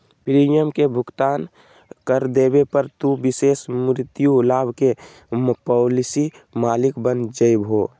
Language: Magahi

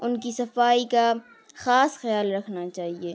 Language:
Urdu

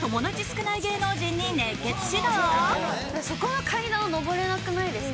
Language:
Japanese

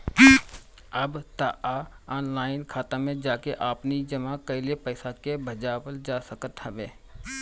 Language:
Bhojpuri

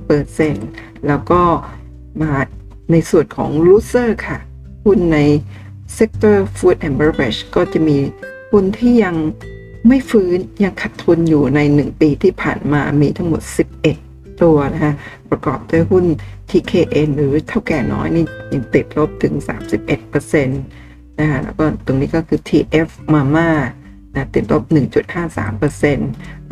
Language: Thai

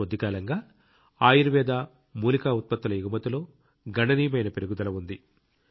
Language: Telugu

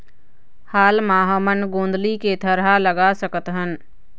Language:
Chhattisgarhi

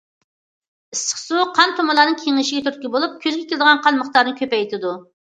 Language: Uyghur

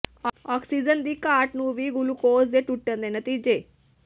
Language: Punjabi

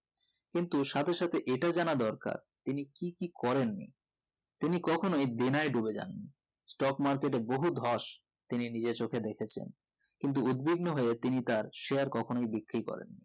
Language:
Bangla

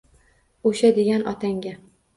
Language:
Uzbek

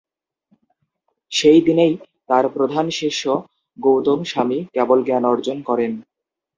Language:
Bangla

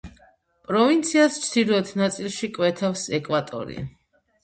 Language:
Georgian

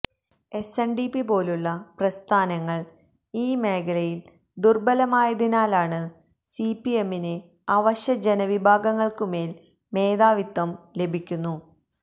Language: Malayalam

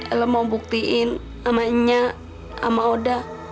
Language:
Indonesian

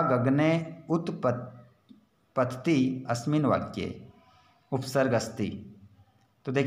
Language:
Hindi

